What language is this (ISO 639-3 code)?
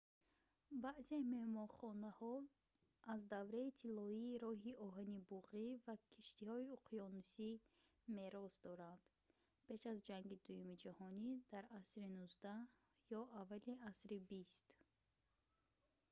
tgk